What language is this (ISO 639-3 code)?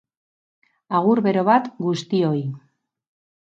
eus